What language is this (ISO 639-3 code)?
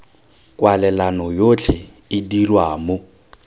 tsn